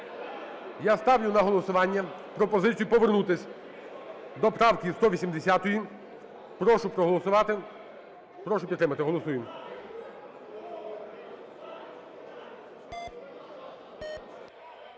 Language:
Ukrainian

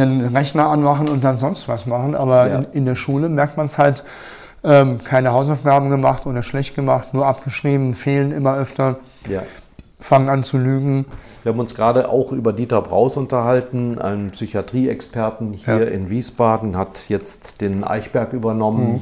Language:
German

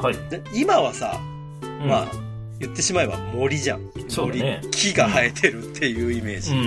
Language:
Japanese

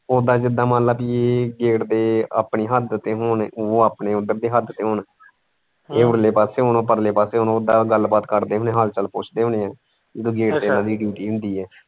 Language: Punjabi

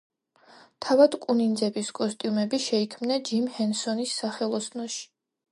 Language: Georgian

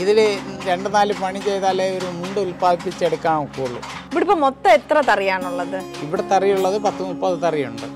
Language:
Malayalam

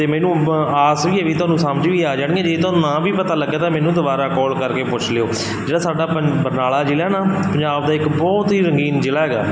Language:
Punjabi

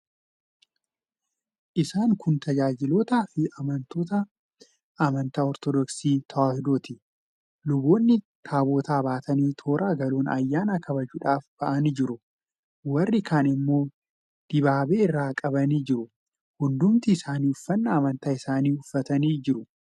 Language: Oromo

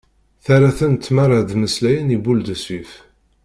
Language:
Kabyle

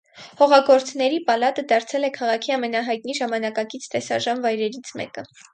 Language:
Armenian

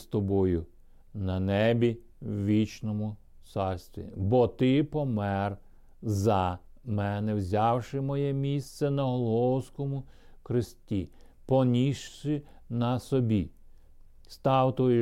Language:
Ukrainian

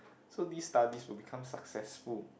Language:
English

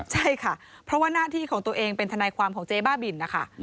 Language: Thai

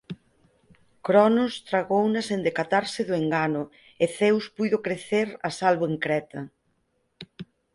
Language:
Galician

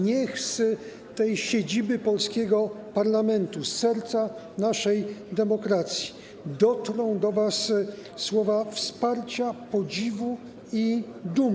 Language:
Polish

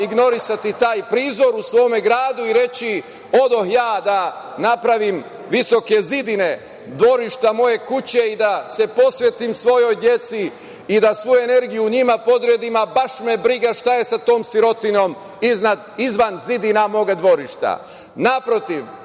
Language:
Serbian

